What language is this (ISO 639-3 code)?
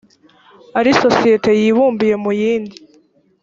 kin